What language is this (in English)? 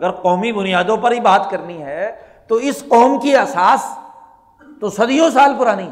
Urdu